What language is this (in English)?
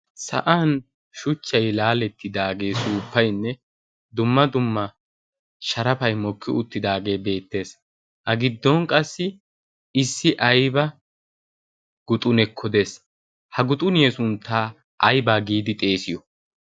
Wolaytta